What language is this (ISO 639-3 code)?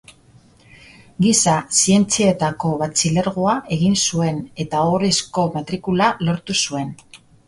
eus